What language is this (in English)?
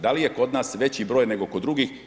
Croatian